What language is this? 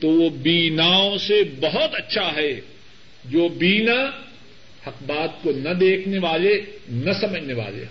Urdu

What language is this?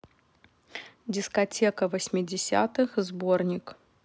Russian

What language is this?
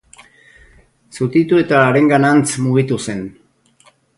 Basque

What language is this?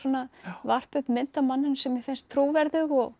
Icelandic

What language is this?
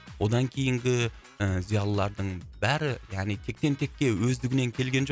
Kazakh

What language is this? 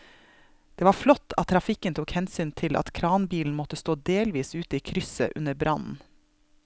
Norwegian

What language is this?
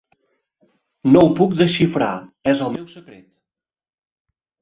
Catalan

